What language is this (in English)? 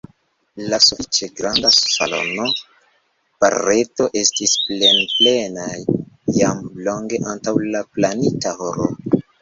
Esperanto